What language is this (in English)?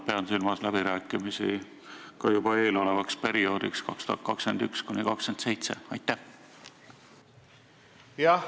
Estonian